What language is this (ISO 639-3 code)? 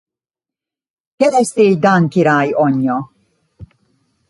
hun